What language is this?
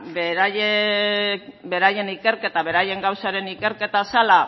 Basque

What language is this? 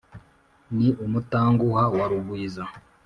Kinyarwanda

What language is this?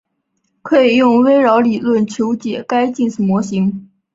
Chinese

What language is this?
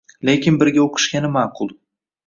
Uzbek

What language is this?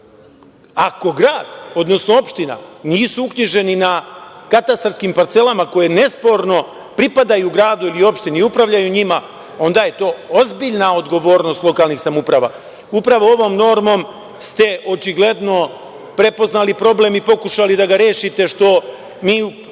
Serbian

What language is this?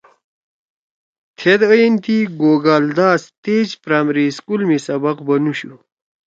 Torwali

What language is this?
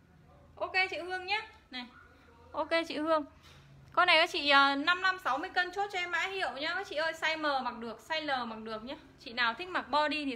Vietnamese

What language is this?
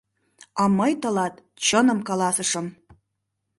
Mari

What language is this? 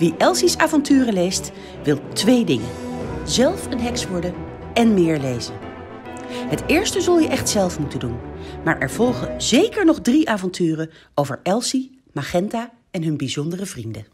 Dutch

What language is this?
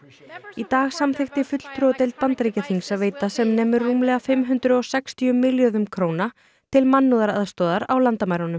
Icelandic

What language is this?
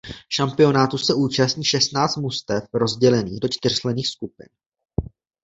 Czech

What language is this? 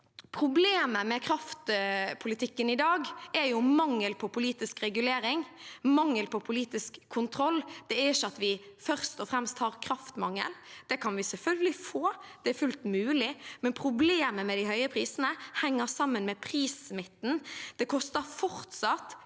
Norwegian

